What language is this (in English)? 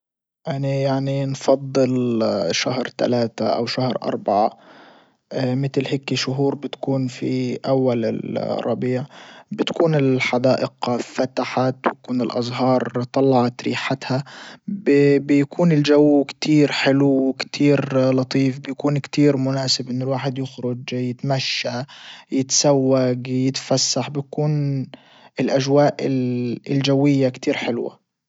Libyan Arabic